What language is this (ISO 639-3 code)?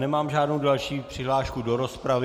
ces